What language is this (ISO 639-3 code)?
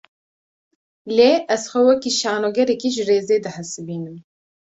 kur